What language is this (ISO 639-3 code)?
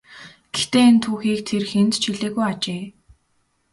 mon